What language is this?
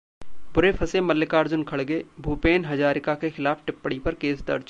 Hindi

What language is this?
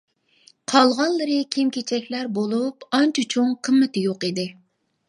Uyghur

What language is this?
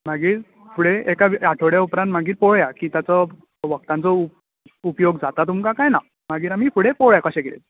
Konkani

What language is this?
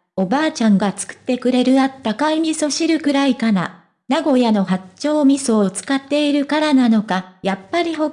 Japanese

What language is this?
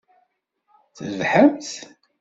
Kabyle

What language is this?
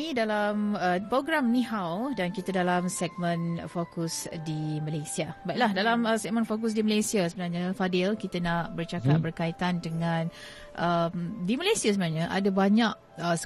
Malay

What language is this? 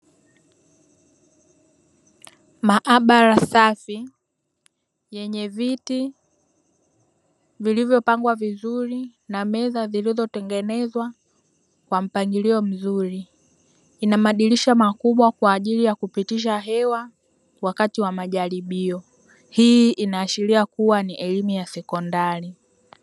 Swahili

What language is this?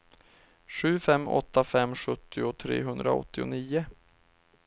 Swedish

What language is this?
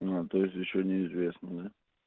Russian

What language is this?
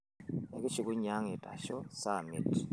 Masai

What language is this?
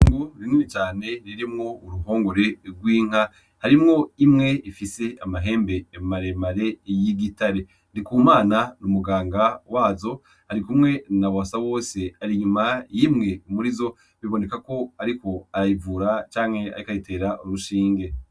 Rundi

